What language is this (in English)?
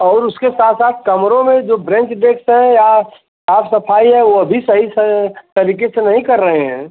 Hindi